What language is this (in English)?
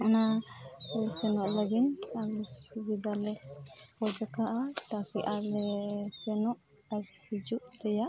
Santali